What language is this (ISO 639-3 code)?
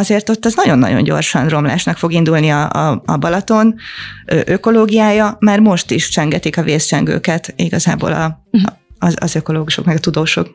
hun